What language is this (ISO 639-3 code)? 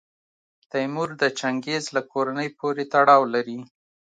pus